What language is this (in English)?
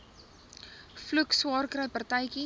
Afrikaans